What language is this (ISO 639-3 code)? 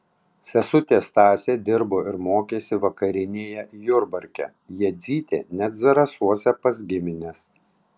lit